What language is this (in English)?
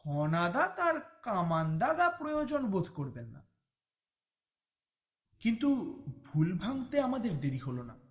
Bangla